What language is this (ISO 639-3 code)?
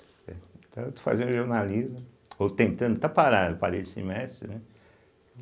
por